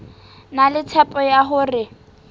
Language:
Southern Sotho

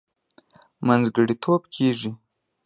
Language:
Pashto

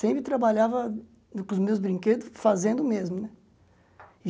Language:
Portuguese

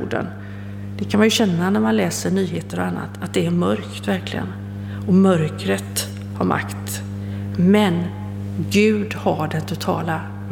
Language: Swedish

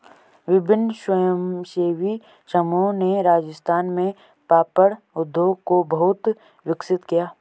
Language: Hindi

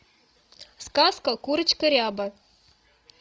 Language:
Russian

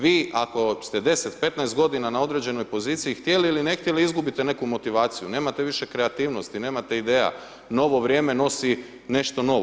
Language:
Croatian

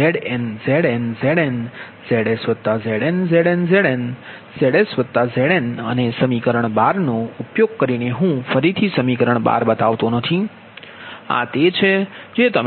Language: Gujarati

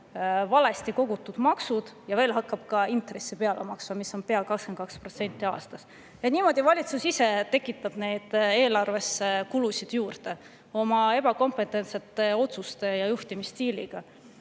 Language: Estonian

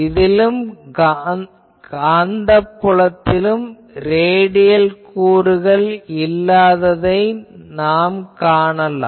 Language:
Tamil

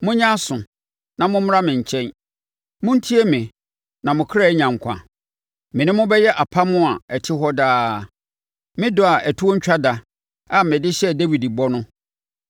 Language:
Akan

